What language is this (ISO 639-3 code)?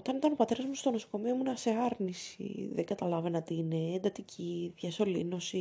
ell